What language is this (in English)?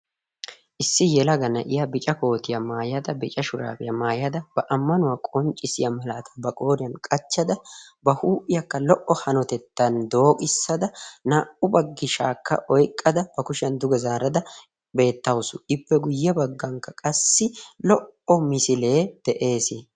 Wolaytta